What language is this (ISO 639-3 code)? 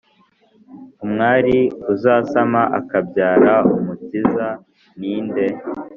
kin